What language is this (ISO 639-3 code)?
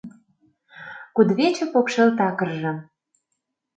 chm